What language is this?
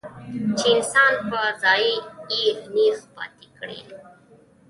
Pashto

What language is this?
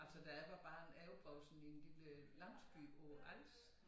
Danish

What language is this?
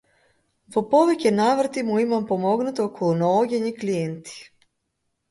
Macedonian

